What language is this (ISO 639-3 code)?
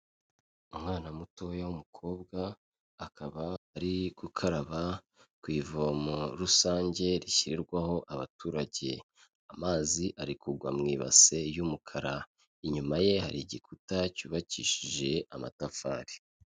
kin